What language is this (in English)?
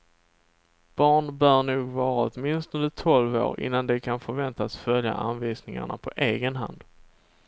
Swedish